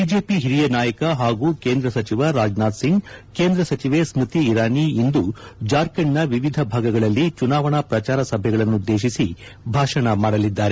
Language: Kannada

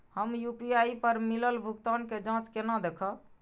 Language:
Maithili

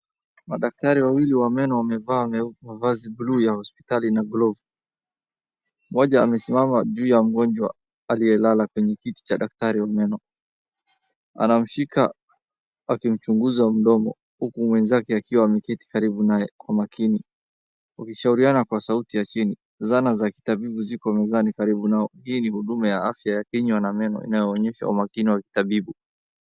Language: Swahili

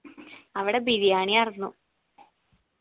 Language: Malayalam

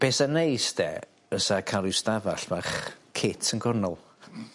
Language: Welsh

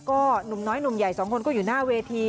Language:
Thai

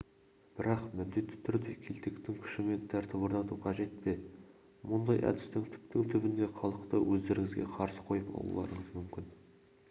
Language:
Kazakh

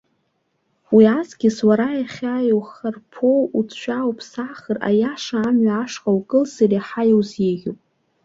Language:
Abkhazian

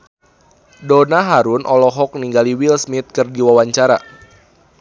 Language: Sundanese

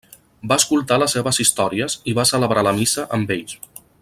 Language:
Catalan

